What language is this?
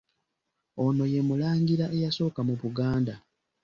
Ganda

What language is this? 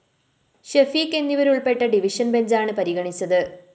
Malayalam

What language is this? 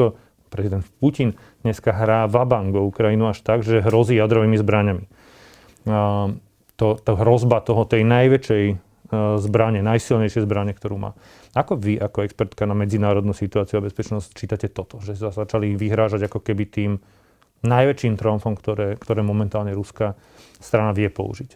Slovak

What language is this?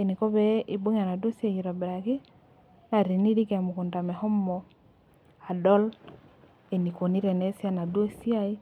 Masai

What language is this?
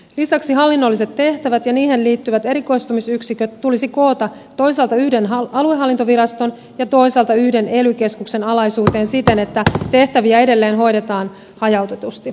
Finnish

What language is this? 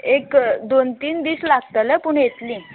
Konkani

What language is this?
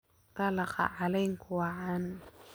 Somali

